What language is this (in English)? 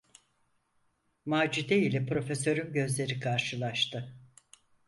Turkish